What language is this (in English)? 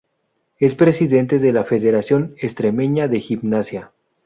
Spanish